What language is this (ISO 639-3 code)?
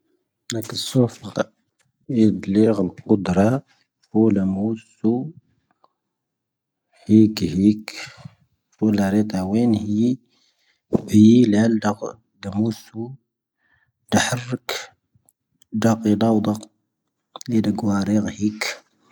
thv